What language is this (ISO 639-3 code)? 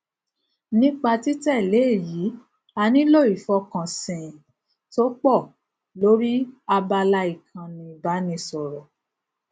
yor